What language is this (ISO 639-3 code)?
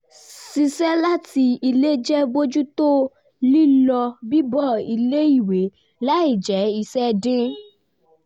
yor